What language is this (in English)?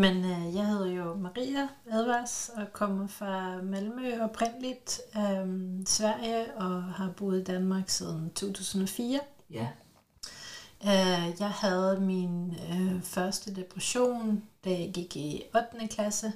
Danish